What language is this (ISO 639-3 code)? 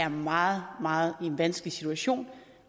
dan